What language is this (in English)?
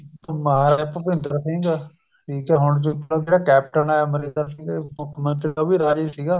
Punjabi